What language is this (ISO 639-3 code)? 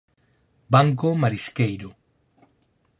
glg